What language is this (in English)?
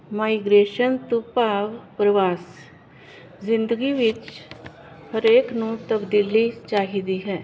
Punjabi